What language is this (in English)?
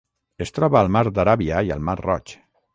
Catalan